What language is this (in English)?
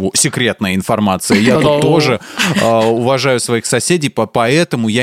Russian